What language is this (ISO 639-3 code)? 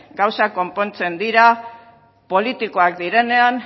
eus